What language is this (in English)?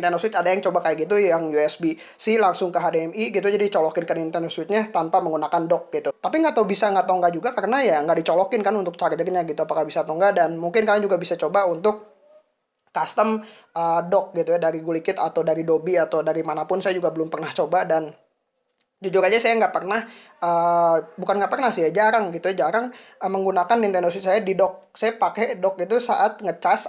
Indonesian